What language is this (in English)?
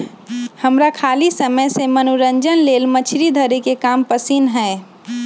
Magahi